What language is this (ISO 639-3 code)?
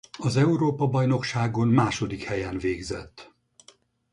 hun